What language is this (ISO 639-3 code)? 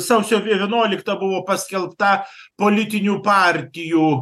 lit